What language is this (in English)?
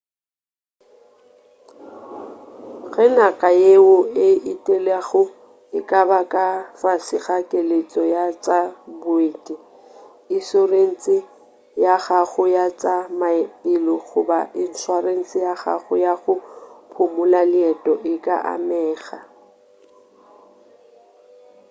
Northern Sotho